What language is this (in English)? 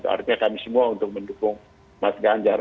Indonesian